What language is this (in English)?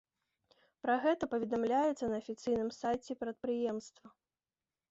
Belarusian